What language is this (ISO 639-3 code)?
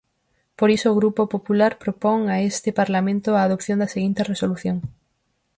glg